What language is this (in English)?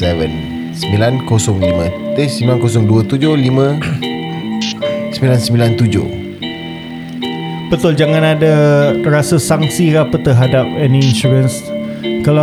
Malay